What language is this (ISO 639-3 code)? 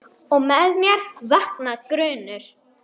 isl